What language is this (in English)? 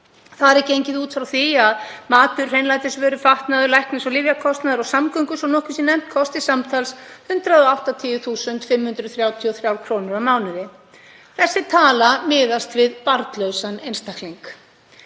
Icelandic